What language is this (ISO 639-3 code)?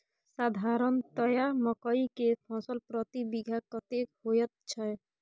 mai